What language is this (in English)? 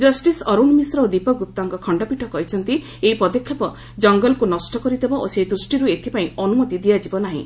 Odia